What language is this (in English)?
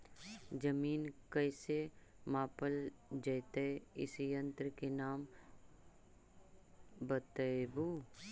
Magahi